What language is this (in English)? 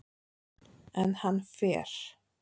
Icelandic